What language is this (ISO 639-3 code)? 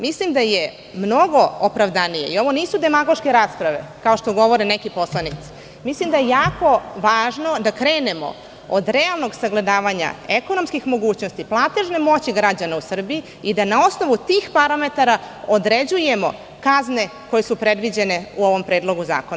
srp